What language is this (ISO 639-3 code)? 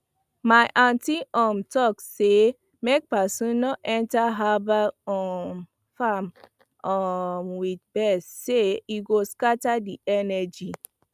pcm